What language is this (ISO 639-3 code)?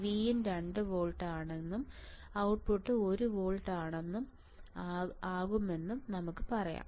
mal